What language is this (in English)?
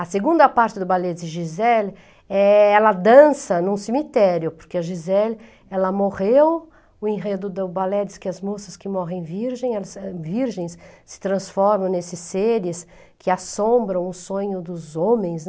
Portuguese